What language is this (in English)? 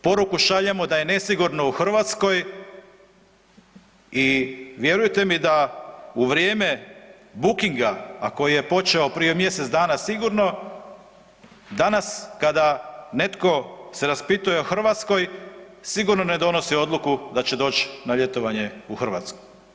Croatian